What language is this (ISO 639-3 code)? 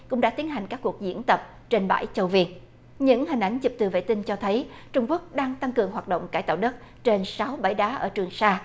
vie